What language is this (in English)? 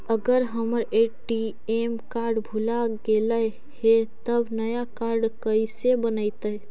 Magahi